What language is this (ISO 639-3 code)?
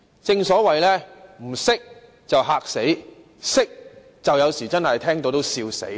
yue